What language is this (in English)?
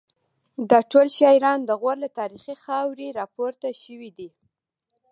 Pashto